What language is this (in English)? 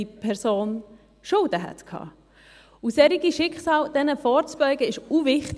Swiss German